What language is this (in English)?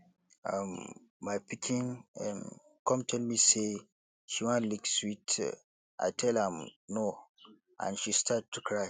Nigerian Pidgin